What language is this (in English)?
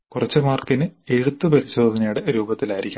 Malayalam